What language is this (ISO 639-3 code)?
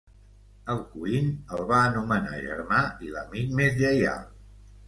cat